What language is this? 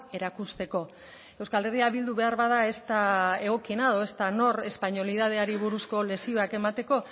Basque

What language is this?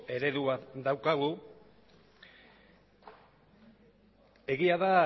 Basque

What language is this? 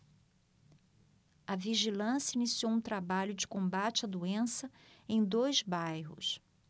Portuguese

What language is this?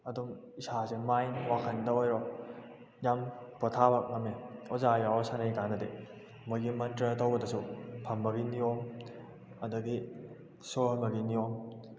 Manipuri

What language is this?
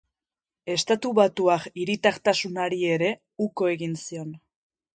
Basque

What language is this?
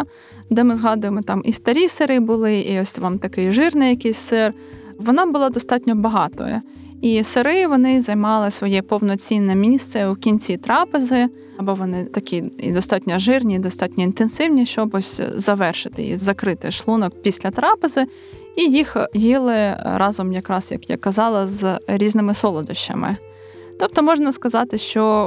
Ukrainian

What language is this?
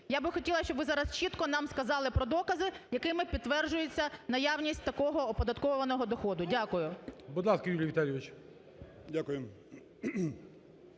Ukrainian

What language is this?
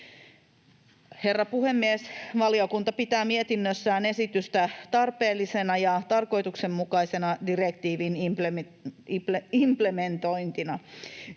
Finnish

